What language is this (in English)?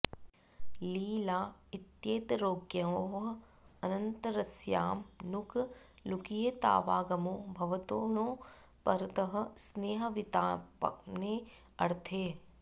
Sanskrit